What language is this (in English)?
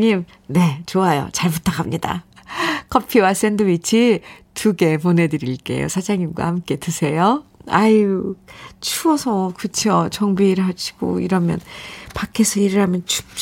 Korean